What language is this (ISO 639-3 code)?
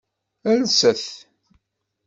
kab